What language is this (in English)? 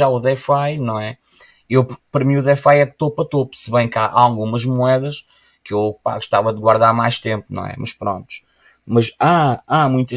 Portuguese